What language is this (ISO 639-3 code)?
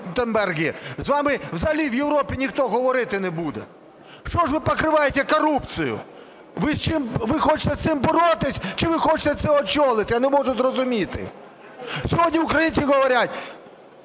ukr